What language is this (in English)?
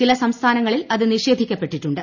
Malayalam